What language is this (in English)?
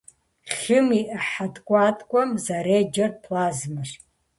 Kabardian